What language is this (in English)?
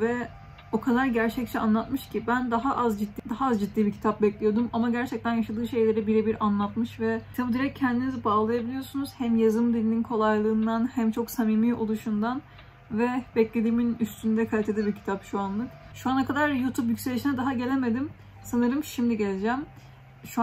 Turkish